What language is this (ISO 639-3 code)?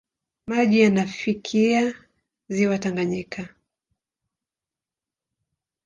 swa